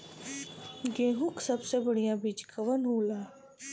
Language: Bhojpuri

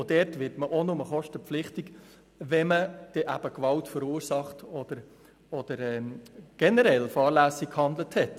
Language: Swiss German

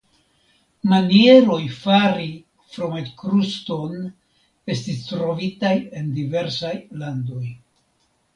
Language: Esperanto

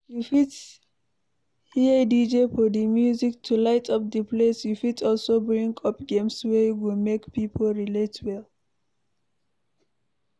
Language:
Nigerian Pidgin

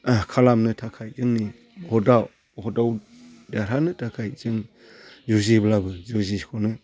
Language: Bodo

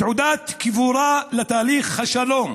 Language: Hebrew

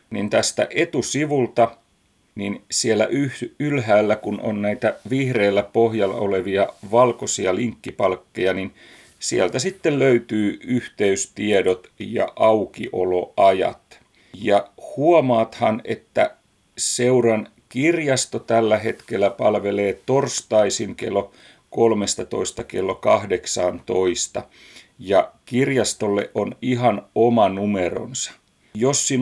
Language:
Finnish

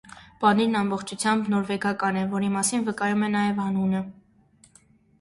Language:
Armenian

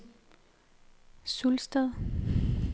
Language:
Danish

